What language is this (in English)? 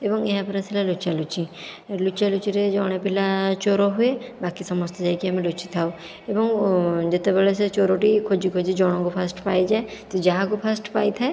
Odia